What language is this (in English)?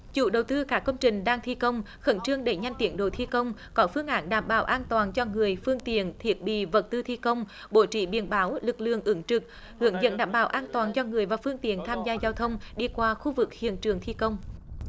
Vietnamese